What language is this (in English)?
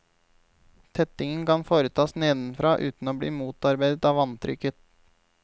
Norwegian